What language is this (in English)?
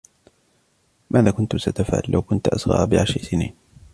Arabic